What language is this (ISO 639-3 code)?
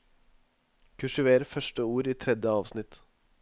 nor